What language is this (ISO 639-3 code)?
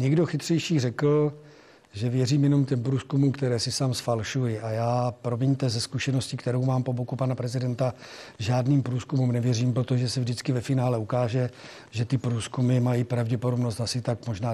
ces